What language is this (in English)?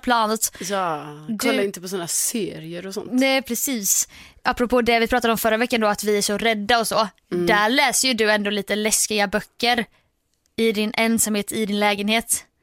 Swedish